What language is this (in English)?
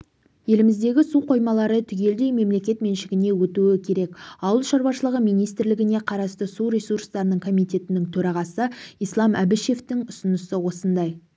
Kazakh